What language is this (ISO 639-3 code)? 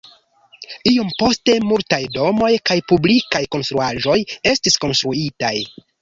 epo